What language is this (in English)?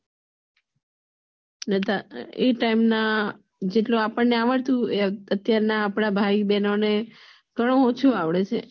Gujarati